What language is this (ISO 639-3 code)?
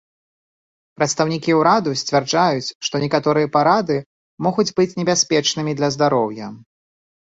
bel